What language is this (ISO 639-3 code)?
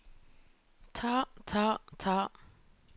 nor